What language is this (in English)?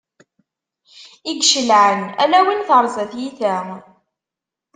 Kabyle